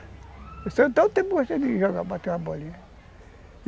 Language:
Portuguese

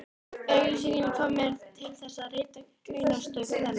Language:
Icelandic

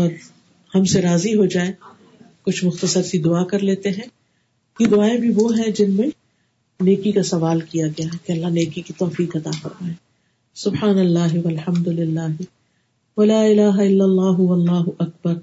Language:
Urdu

